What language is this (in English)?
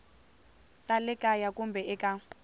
Tsonga